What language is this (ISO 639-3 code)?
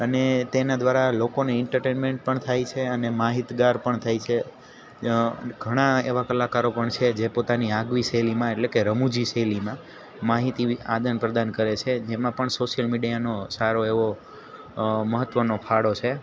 guj